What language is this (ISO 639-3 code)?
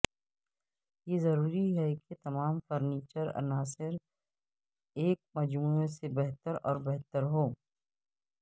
urd